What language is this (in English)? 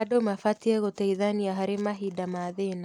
Kikuyu